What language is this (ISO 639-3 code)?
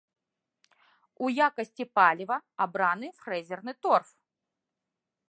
bel